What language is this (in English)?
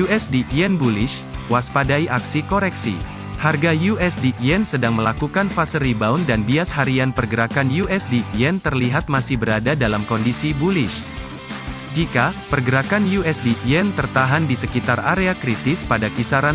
Indonesian